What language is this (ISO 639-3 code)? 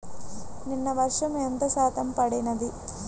tel